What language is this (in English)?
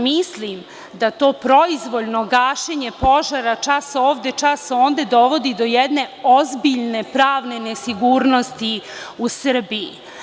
Serbian